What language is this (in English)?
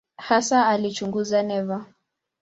Swahili